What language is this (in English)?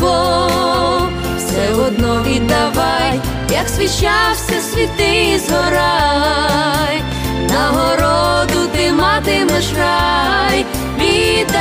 Ukrainian